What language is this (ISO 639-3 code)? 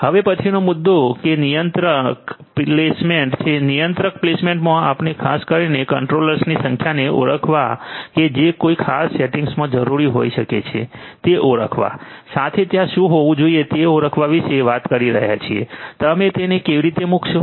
guj